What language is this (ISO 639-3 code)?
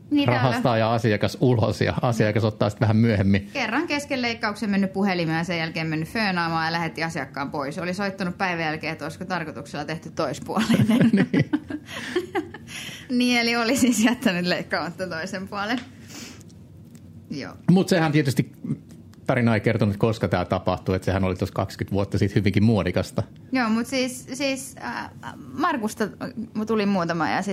fin